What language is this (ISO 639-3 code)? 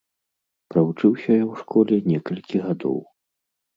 bel